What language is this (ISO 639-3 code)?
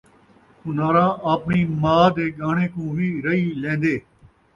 skr